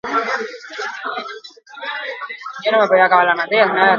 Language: Basque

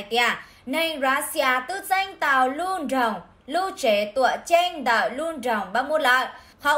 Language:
Vietnamese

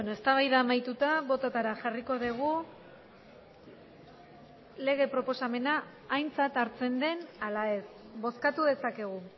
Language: Basque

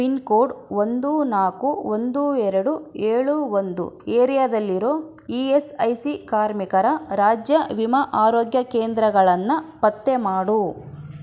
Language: Kannada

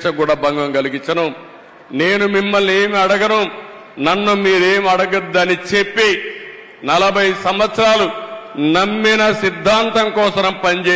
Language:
Telugu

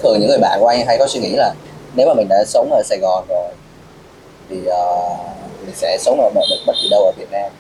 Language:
Vietnamese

